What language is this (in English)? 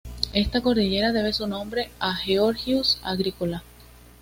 Spanish